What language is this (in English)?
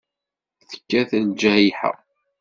Kabyle